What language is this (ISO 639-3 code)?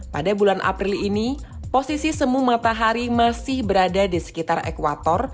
ind